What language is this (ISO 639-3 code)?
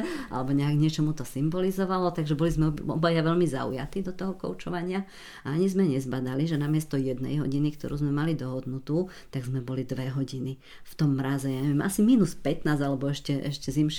slk